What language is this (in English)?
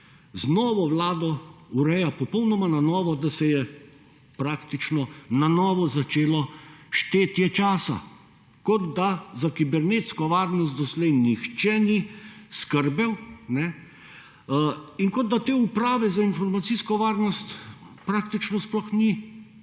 Slovenian